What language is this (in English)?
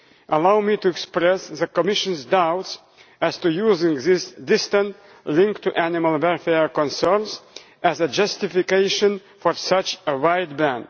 English